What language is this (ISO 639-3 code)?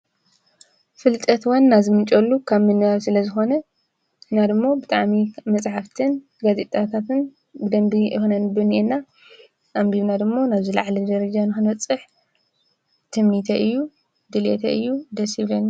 tir